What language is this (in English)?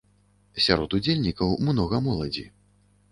Belarusian